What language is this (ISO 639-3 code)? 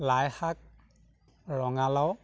asm